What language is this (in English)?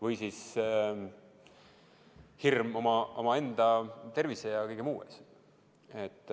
Estonian